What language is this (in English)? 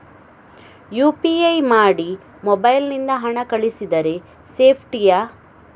Kannada